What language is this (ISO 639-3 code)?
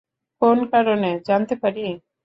ben